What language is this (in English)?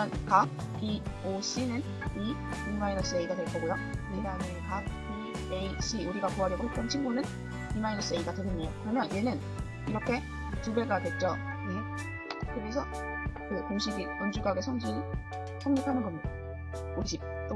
Korean